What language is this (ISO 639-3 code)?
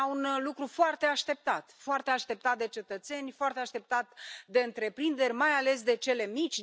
ron